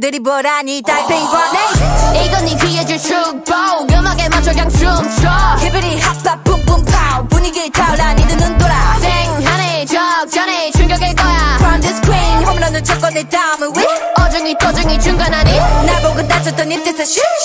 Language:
Korean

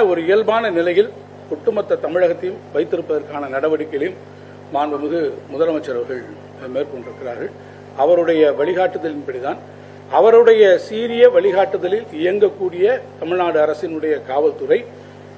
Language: Romanian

